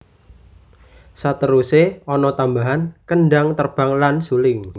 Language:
Javanese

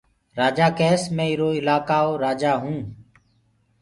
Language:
Gurgula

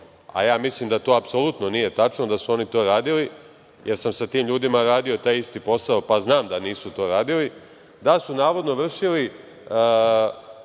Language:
Serbian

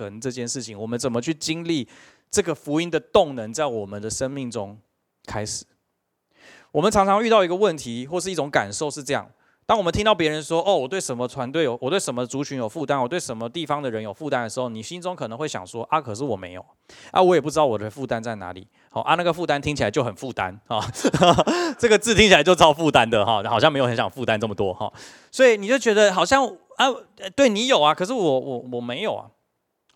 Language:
Chinese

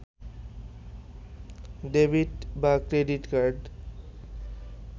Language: Bangla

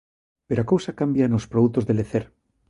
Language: Galician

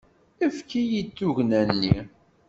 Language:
Kabyle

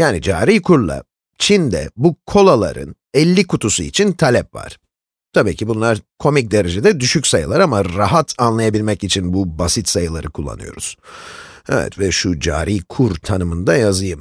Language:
Turkish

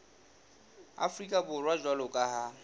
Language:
Southern Sotho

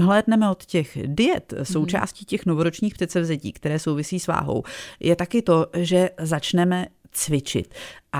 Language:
Czech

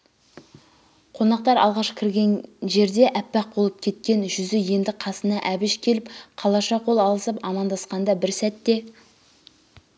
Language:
Kazakh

